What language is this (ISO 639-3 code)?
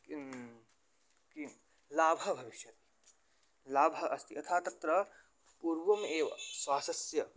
san